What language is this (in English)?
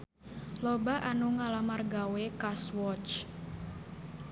Sundanese